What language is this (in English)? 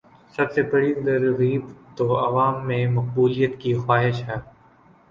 Urdu